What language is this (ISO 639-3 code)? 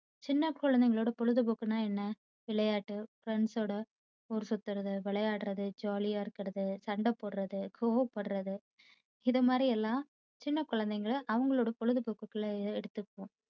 tam